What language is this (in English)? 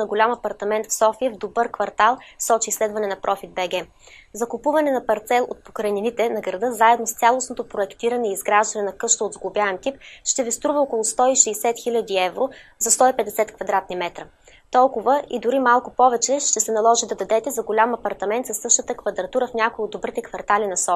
Bulgarian